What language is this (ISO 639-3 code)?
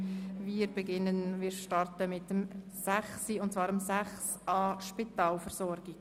gsw